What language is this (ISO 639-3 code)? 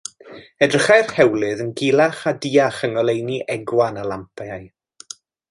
cym